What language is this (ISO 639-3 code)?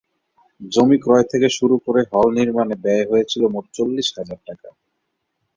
ben